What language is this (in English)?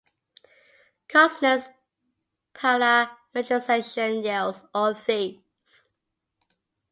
English